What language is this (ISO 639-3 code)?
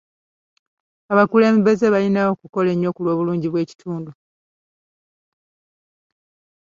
lug